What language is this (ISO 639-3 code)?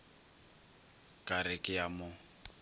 nso